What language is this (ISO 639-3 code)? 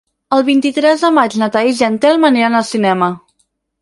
cat